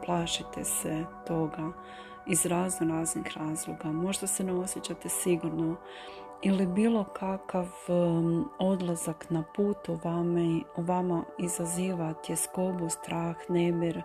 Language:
Croatian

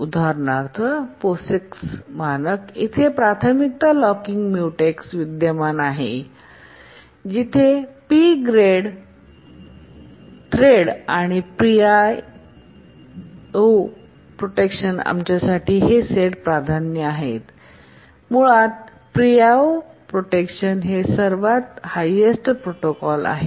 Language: Marathi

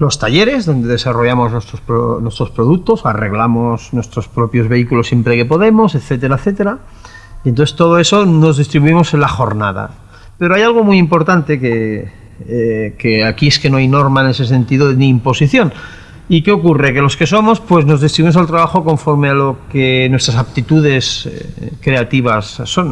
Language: Spanish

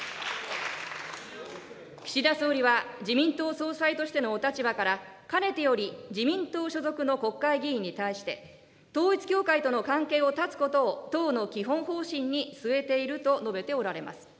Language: Japanese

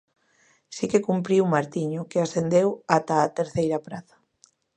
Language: Galician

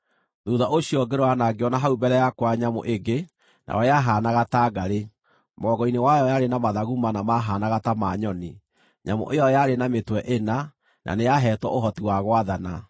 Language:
Kikuyu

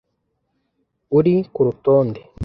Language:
Kinyarwanda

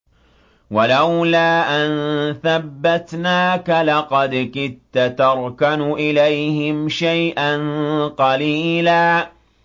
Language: Arabic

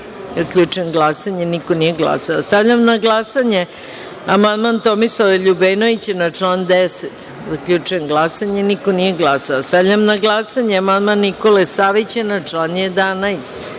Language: Serbian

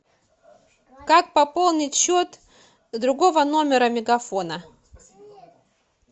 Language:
Russian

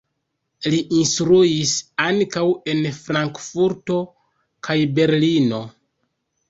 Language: Esperanto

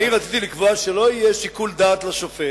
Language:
Hebrew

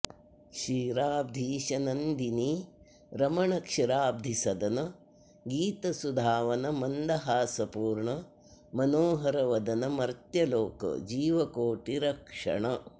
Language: Sanskrit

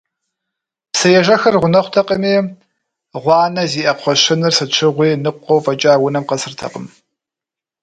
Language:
Kabardian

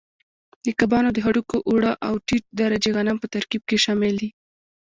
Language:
Pashto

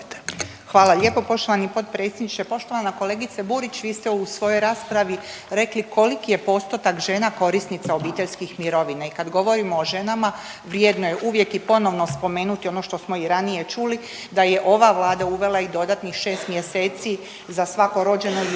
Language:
Croatian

